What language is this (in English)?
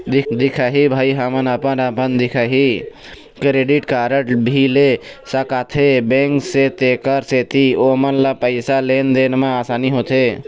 Chhattisgarhi